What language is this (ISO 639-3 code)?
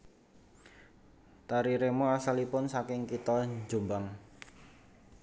jav